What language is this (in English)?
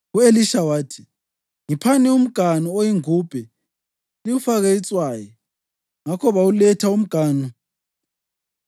North Ndebele